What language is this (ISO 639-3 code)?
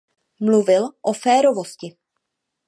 ces